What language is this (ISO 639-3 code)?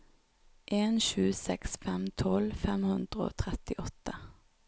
nor